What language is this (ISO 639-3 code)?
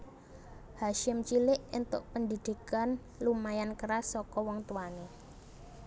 jav